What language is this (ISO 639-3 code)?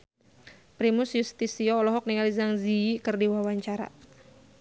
sun